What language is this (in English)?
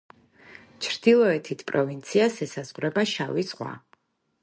Georgian